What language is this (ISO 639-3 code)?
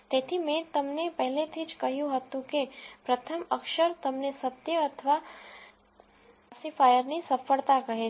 guj